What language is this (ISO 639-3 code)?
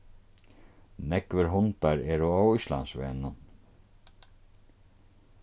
fao